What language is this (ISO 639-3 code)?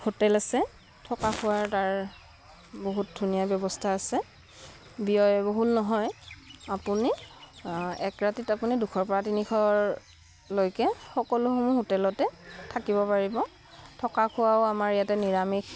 asm